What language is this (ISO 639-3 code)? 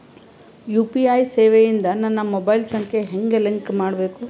kan